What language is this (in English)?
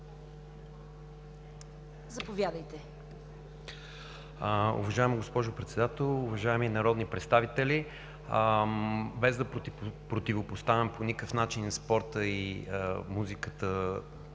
Bulgarian